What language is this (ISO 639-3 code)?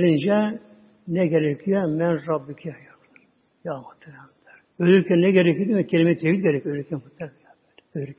tur